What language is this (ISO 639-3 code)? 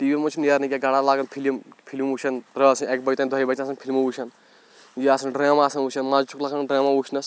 kas